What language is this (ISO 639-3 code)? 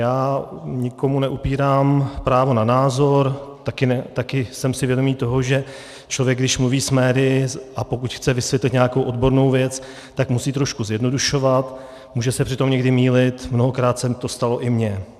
ces